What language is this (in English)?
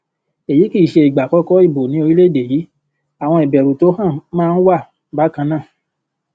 Yoruba